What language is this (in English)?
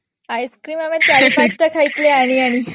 Odia